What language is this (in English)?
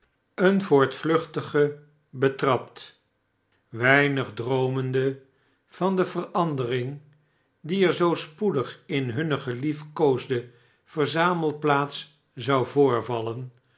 Dutch